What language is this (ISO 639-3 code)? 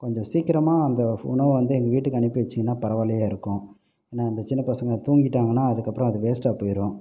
tam